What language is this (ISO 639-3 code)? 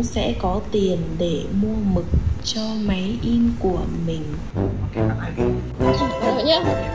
vie